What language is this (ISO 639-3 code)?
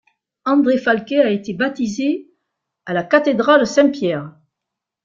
fra